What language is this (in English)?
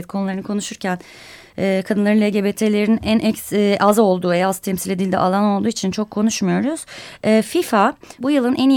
Turkish